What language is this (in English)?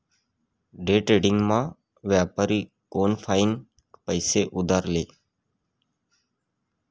Marathi